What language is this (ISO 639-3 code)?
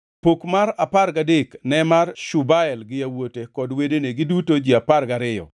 luo